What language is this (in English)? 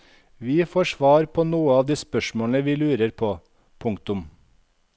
Norwegian